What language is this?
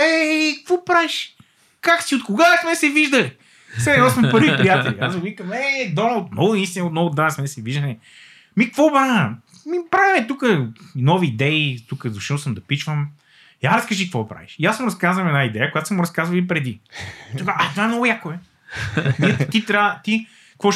Bulgarian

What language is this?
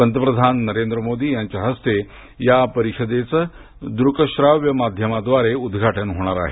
Marathi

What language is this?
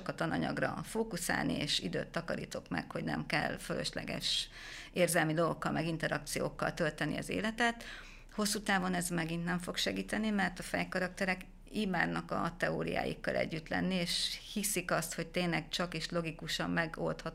Hungarian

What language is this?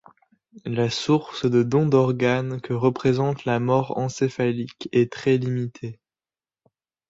French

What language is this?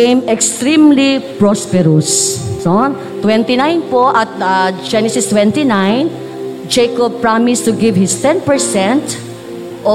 Filipino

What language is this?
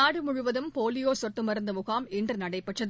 Tamil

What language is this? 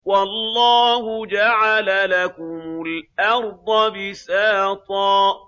Arabic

